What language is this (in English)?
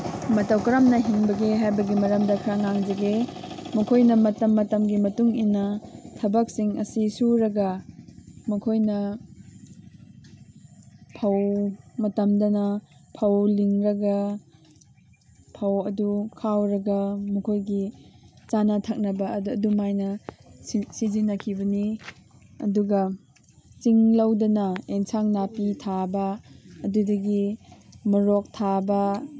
Manipuri